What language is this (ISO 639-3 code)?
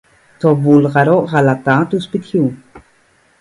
ell